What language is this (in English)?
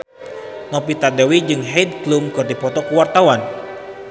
Sundanese